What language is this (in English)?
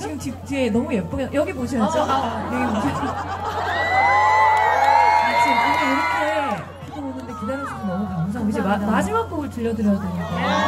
Korean